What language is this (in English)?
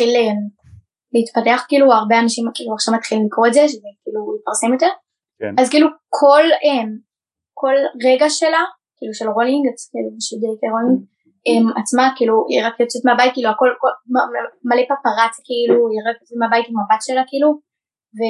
Hebrew